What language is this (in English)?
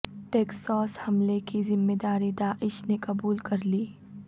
Urdu